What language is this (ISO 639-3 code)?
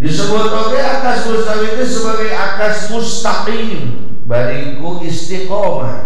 ind